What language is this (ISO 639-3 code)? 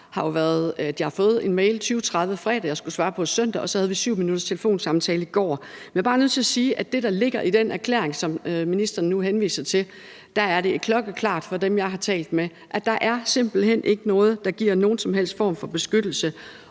dan